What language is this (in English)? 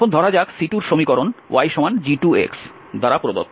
Bangla